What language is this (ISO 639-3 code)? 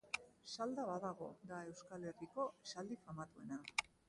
eus